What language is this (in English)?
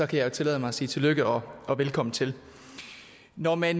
Danish